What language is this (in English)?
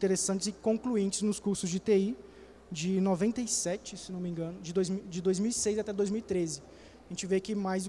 Portuguese